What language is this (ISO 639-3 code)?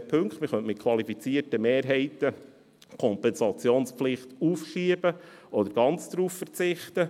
gsw